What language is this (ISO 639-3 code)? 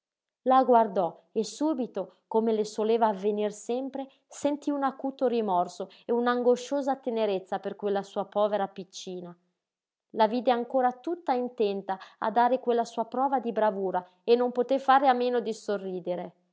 ita